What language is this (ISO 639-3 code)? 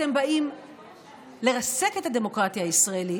heb